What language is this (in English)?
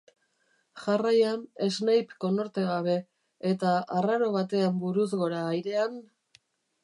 Basque